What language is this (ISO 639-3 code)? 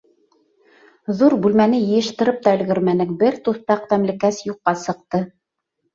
bak